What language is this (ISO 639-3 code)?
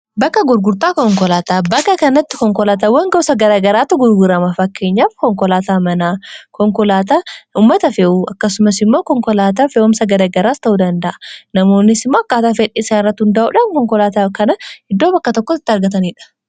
orm